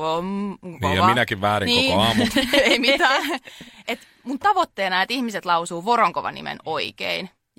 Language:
Finnish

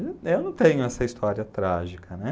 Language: Portuguese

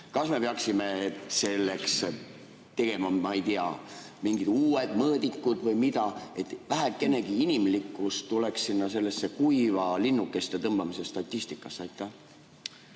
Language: Estonian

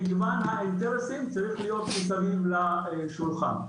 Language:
Hebrew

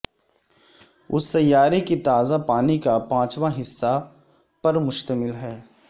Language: Urdu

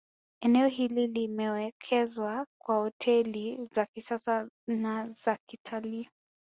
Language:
Swahili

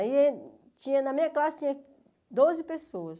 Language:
Portuguese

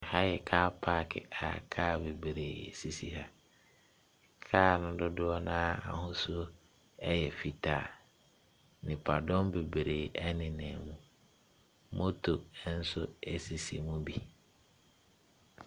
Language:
Akan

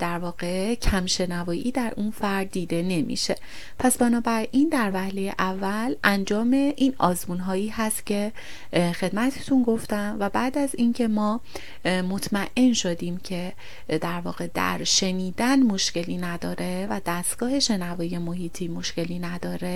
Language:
Persian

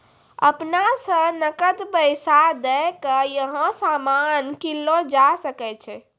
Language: Maithili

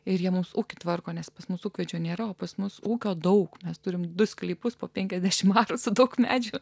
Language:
Lithuanian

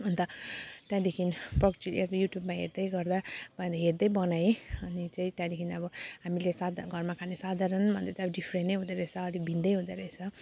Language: Nepali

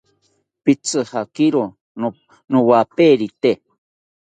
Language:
South Ucayali Ashéninka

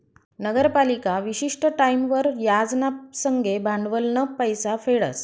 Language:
Marathi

